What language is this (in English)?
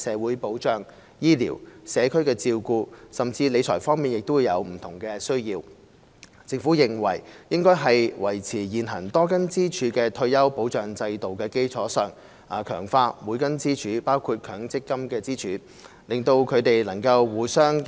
Cantonese